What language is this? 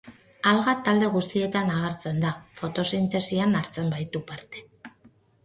Basque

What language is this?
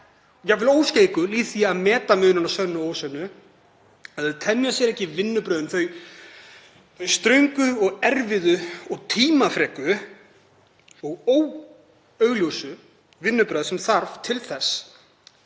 Icelandic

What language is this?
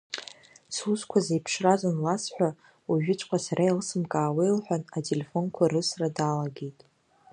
Abkhazian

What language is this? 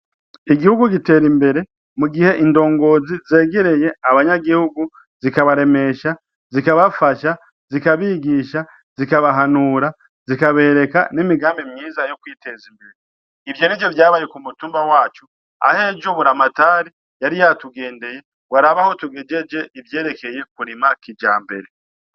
Rundi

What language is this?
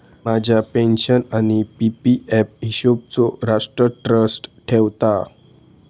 Marathi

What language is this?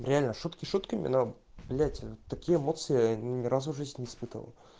Russian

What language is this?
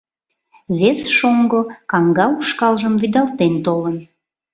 Mari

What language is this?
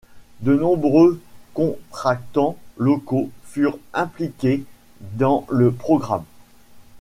French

